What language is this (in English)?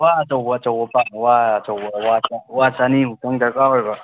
Manipuri